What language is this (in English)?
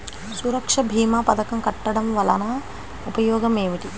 Telugu